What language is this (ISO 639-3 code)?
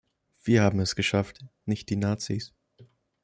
deu